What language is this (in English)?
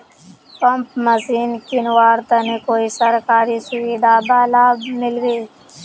Magahi